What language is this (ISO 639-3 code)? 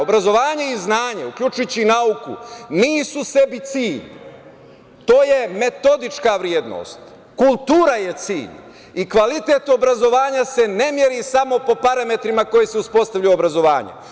srp